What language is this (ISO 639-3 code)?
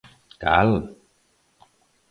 glg